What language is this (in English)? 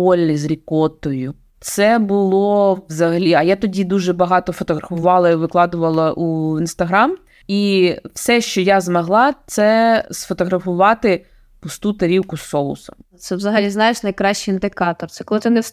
Ukrainian